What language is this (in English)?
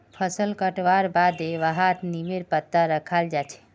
Magahi